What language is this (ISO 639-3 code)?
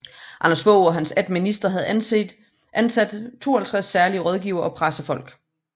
dan